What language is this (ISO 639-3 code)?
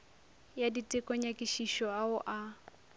nso